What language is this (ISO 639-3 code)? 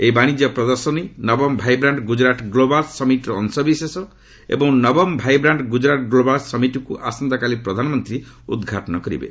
ori